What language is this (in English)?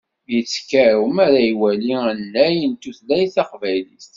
Kabyle